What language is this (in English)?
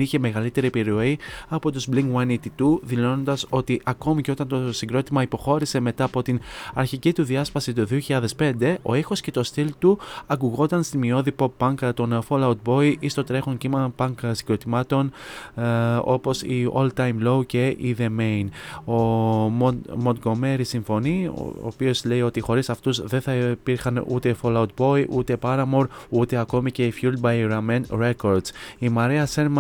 Greek